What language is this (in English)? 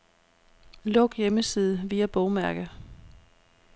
Danish